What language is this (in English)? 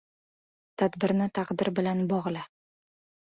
Uzbek